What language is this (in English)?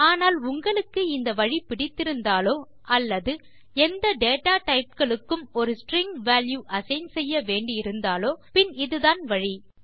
Tamil